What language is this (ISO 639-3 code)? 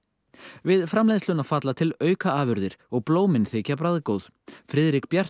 isl